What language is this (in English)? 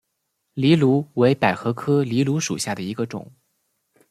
Chinese